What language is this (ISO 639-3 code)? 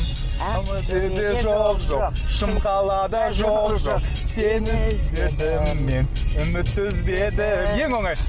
kaz